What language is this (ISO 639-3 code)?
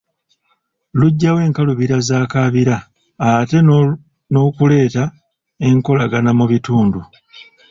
lug